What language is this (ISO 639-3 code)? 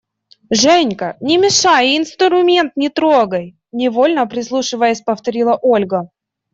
rus